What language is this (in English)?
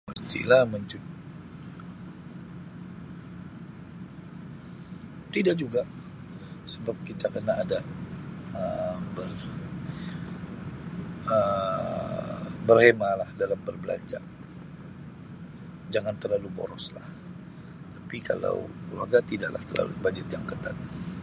Sabah Malay